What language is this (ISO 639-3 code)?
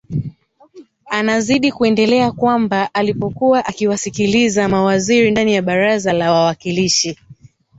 swa